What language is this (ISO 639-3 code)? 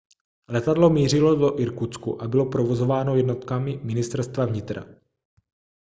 ces